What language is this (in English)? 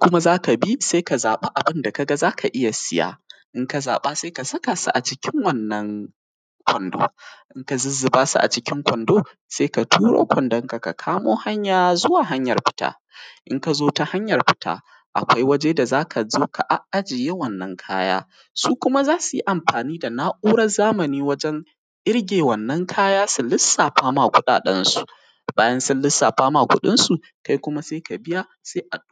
Hausa